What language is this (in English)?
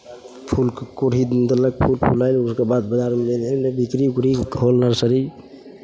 Maithili